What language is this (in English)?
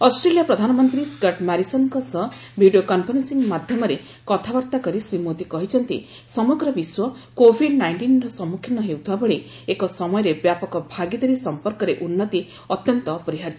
Odia